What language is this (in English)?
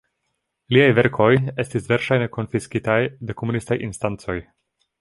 Esperanto